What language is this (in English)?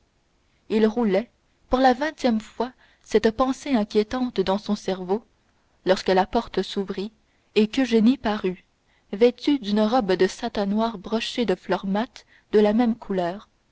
French